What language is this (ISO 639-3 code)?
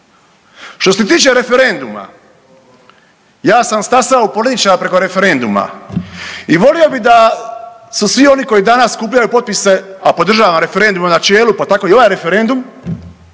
hrv